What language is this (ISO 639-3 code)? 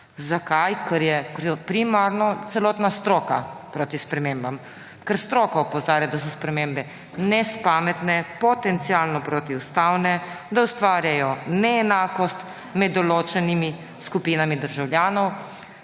slv